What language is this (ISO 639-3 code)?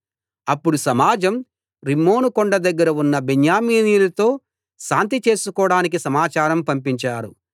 tel